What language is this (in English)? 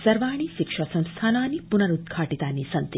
Sanskrit